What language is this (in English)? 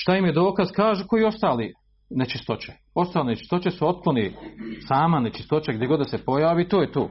Croatian